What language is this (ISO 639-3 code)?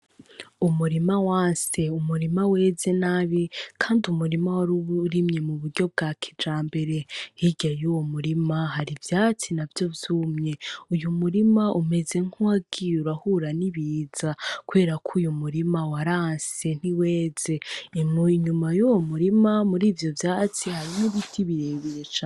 run